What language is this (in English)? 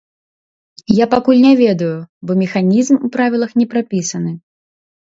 Belarusian